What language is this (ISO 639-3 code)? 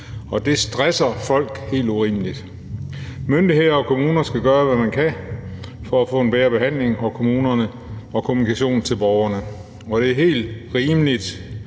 dan